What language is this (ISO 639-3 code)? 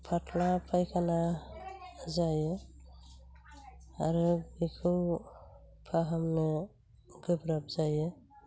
brx